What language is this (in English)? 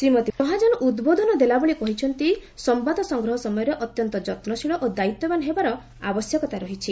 Odia